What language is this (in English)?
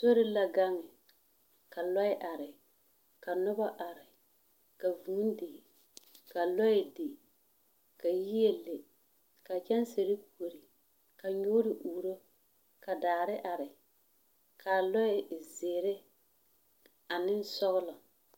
Southern Dagaare